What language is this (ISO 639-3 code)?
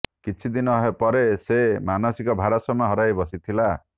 ori